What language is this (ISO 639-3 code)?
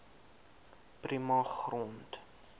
afr